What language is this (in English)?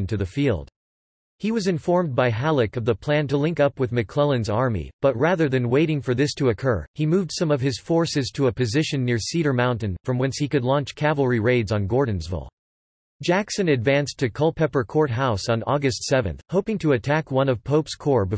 English